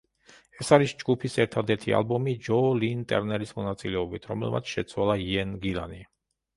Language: Georgian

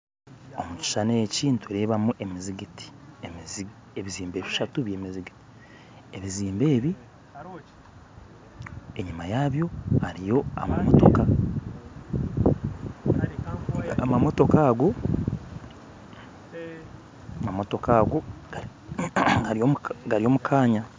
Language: Nyankole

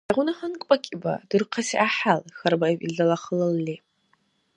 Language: Dargwa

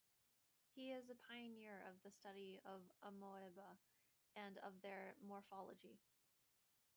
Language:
English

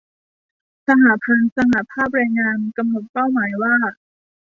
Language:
Thai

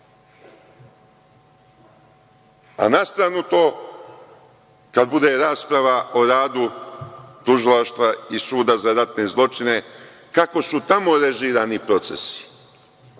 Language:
Serbian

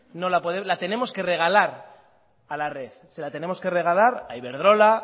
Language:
Spanish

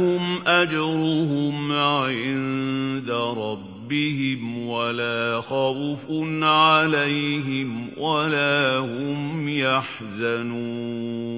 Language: Arabic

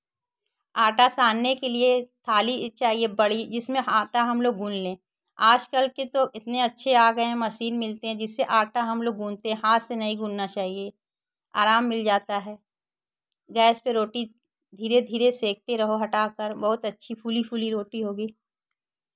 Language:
Hindi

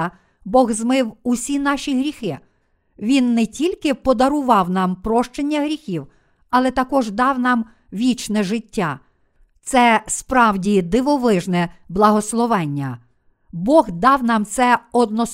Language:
Ukrainian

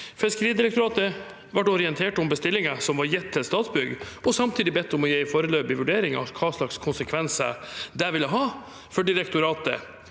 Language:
Norwegian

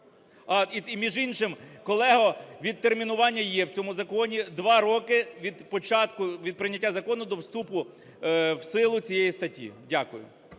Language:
Ukrainian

